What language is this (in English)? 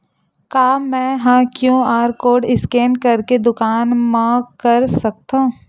Chhattisgarhi